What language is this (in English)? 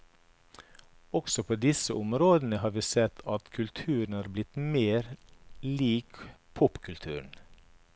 Norwegian